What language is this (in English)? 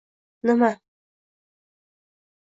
Uzbek